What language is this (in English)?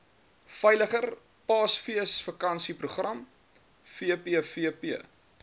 Afrikaans